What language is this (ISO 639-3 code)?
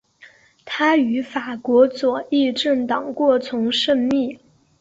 zho